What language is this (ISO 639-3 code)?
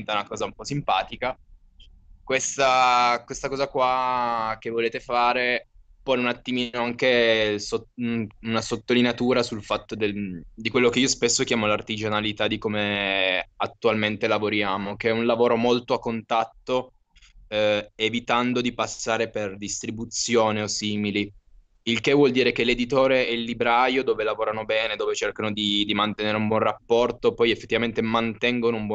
ita